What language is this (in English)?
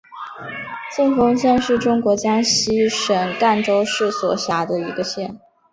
Chinese